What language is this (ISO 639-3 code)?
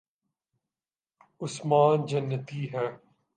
urd